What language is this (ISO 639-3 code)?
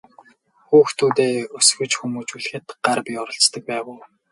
mon